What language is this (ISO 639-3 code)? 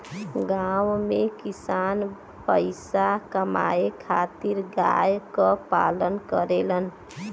bho